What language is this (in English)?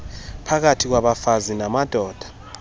Xhosa